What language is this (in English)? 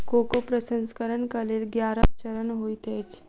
Maithili